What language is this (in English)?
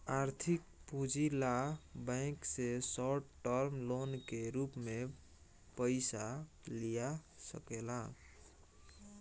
Bhojpuri